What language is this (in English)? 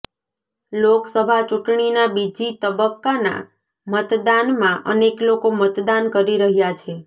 Gujarati